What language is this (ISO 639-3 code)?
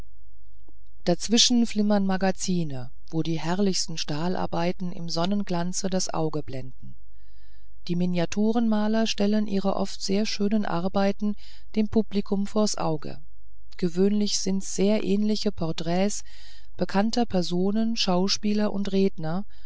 deu